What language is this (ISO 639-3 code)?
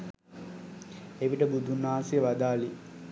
sin